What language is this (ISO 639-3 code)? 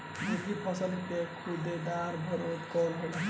bho